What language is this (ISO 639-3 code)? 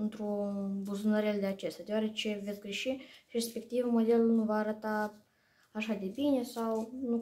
ron